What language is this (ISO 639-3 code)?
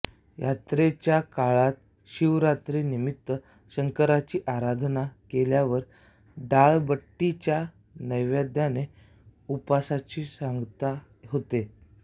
mar